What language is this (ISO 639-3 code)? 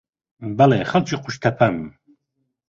ckb